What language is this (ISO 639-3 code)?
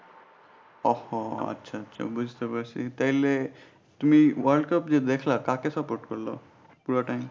ben